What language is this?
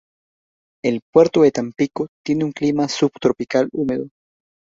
Spanish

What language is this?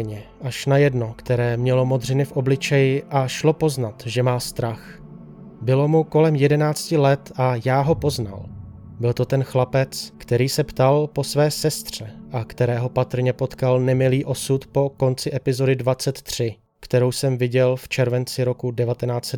Czech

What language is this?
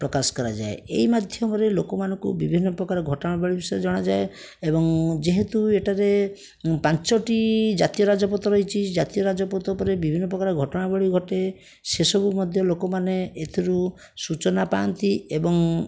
Odia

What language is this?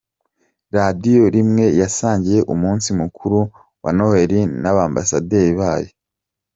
Kinyarwanda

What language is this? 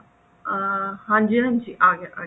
Punjabi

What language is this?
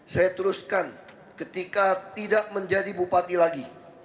Indonesian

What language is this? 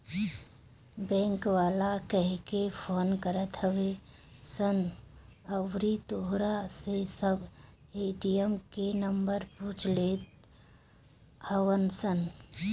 Bhojpuri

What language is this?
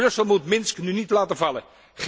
Dutch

